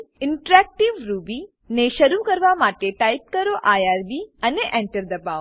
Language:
Gujarati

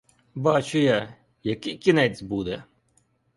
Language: Ukrainian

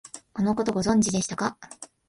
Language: Japanese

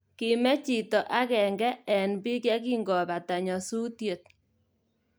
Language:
Kalenjin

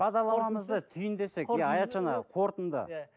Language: Kazakh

